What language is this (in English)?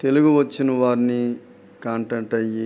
Telugu